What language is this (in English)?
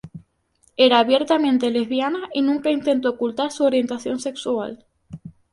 Spanish